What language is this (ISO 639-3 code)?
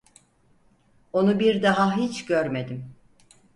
tur